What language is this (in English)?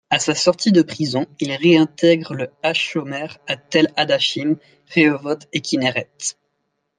French